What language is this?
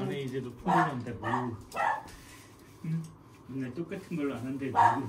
Korean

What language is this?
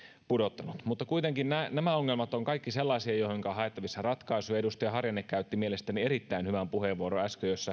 Finnish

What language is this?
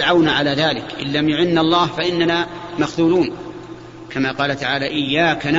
Arabic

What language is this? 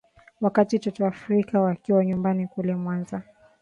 Swahili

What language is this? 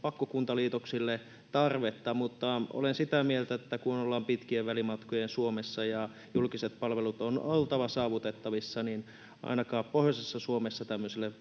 Finnish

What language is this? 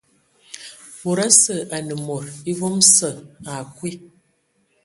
Ewondo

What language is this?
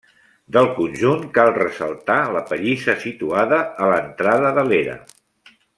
Catalan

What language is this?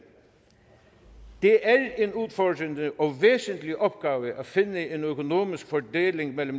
Danish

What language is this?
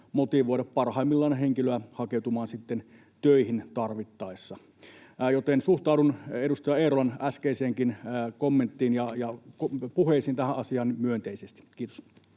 Finnish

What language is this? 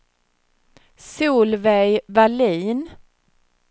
Swedish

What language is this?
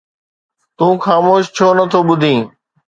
Sindhi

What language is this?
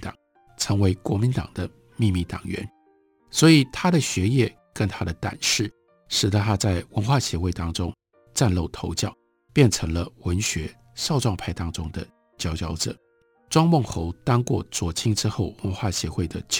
Chinese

